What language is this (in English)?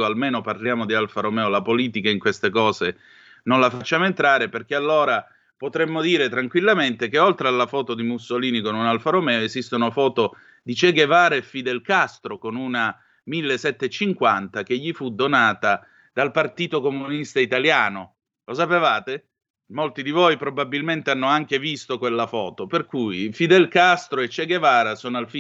Italian